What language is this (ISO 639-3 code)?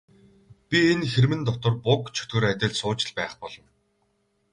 mon